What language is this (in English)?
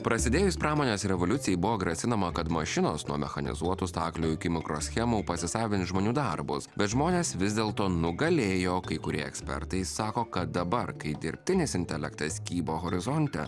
Lithuanian